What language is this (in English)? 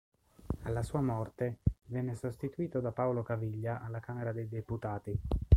Italian